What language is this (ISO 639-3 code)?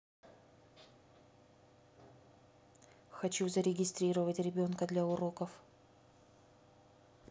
rus